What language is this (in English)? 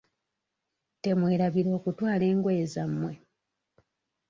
Ganda